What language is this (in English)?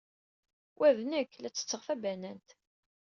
Kabyle